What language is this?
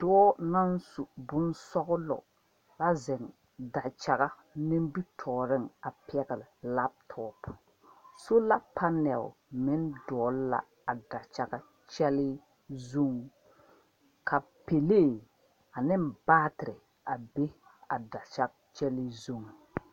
Southern Dagaare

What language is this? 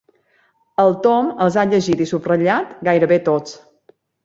Catalan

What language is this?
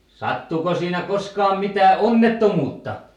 Finnish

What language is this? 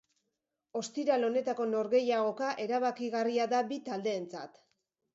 Basque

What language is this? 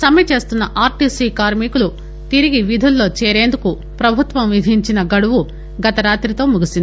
Telugu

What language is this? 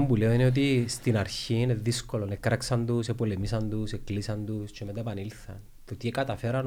Greek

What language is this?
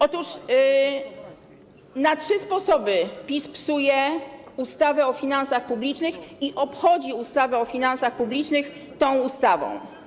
Polish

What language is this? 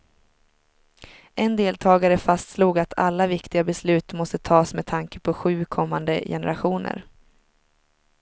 Swedish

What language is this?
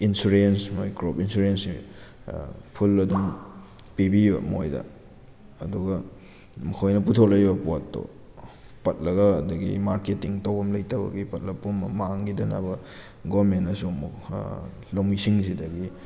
Manipuri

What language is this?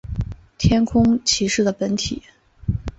Chinese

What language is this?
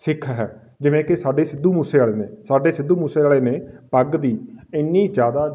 Punjabi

